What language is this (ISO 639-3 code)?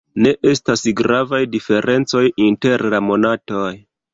epo